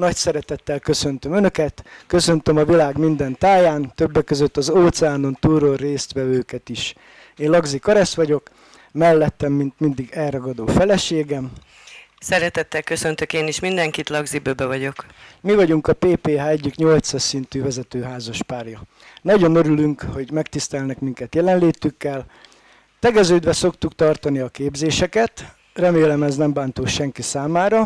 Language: Hungarian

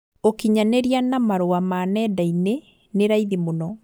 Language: Kikuyu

